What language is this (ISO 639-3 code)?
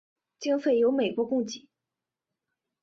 zho